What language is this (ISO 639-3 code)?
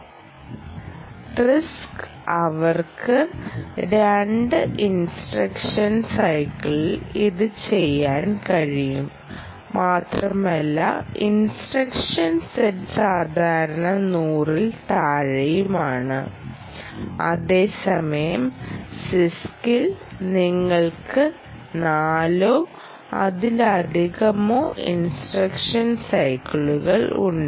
mal